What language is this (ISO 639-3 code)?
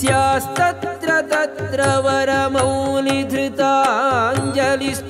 kan